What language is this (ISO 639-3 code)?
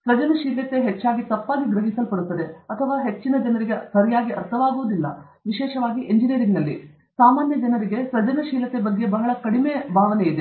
kan